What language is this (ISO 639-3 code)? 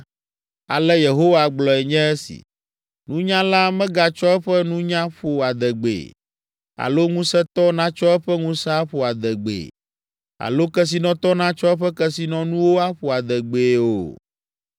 ewe